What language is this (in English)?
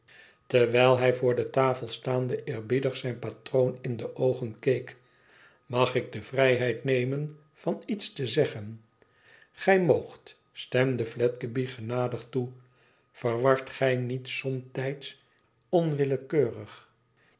Dutch